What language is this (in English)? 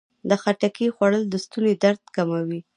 Pashto